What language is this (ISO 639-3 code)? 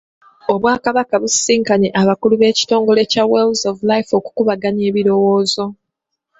lug